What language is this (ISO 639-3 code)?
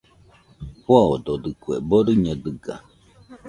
hux